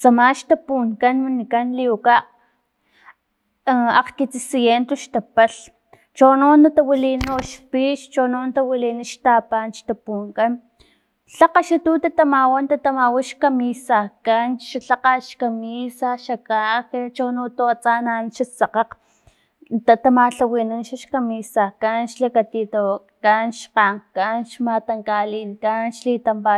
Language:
Filomena Mata-Coahuitlán Totonac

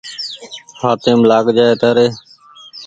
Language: Goaria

